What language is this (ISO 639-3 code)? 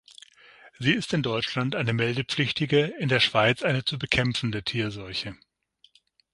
deu